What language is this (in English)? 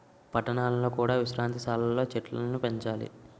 Telugu